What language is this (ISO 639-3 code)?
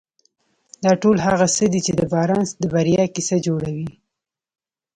pus